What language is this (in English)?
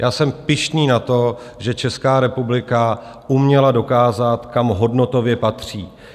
Czech